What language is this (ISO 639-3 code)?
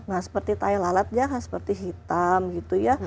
ind